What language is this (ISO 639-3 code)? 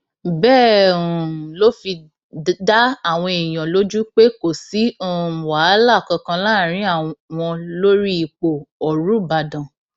yor